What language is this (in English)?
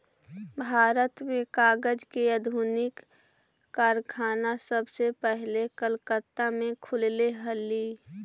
Magahi